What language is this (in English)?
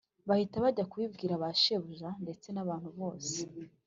Kinyarwanda